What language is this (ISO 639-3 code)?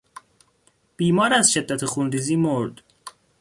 fas